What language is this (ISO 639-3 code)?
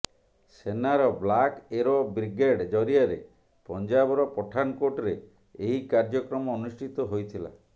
ori